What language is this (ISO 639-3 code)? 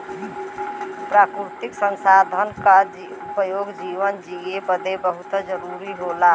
bho